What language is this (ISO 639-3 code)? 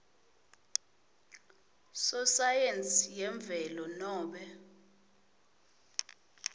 ssw